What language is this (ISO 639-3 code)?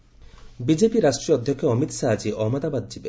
ori